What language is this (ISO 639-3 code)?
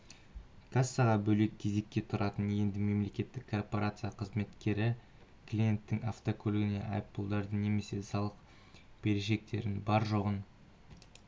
kaz